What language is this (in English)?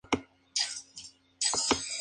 Spanish